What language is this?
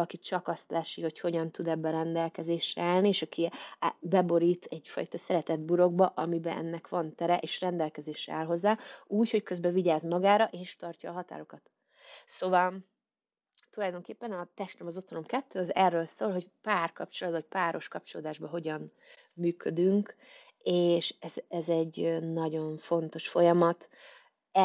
Hungarian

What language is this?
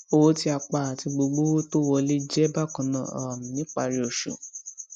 Yoruba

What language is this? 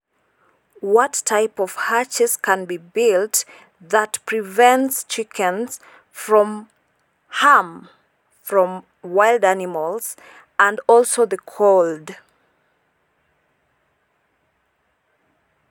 Masai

